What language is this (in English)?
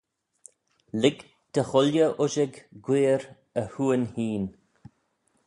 Manx